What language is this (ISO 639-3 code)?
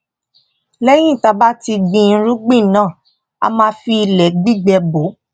yor